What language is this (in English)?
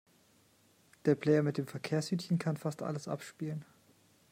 German